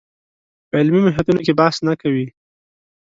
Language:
Pashto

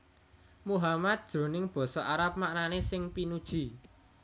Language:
Javanese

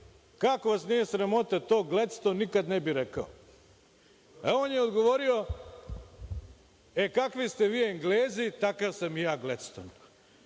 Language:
Serbian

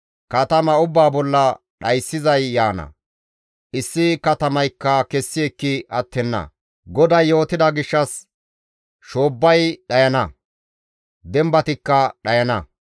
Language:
Gamo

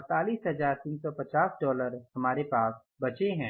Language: Hindi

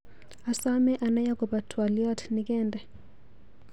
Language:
Kalenjin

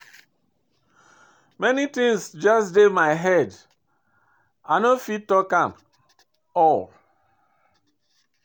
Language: Nigerian Pidgin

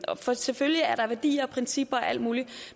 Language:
Danish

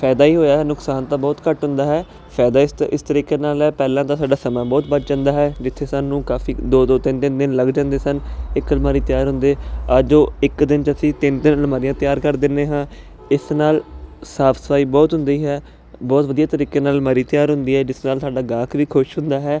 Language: Punjabi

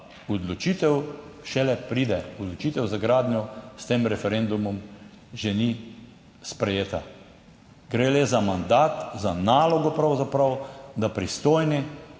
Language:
Slovenian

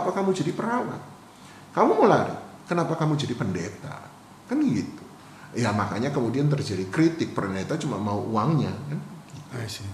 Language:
Indonesian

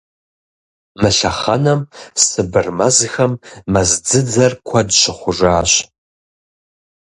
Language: Kabardian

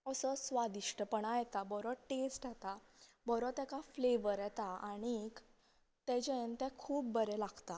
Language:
Konkani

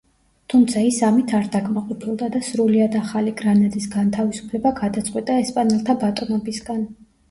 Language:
Georgian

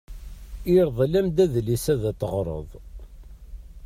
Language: Kabyle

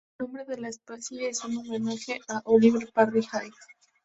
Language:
Spanish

